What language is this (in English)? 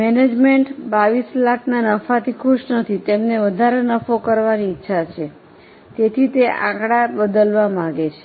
Gujarati